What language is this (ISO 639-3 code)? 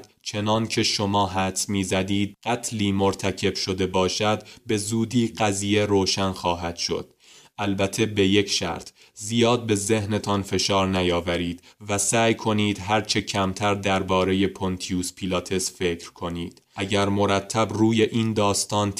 fas